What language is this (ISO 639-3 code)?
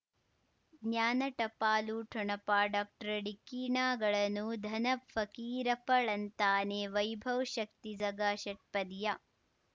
kan